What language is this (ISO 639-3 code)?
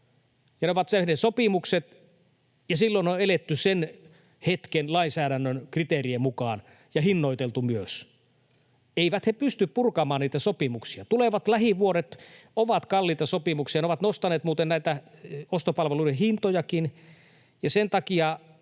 fin